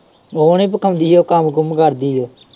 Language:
Punjabi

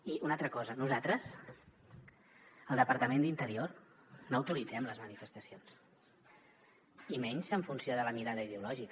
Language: Catalan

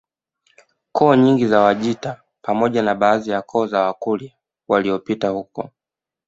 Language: Swahili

